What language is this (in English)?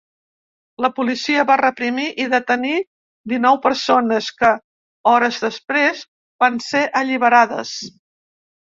Catalan